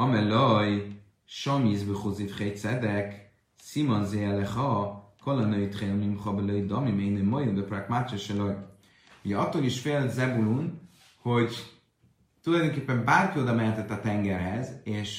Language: Hungarian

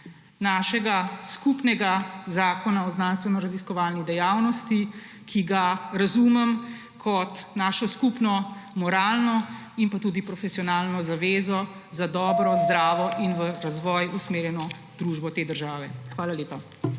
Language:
Slovenian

